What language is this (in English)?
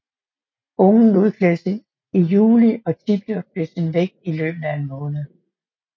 Danish